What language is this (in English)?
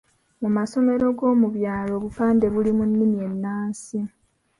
Ganda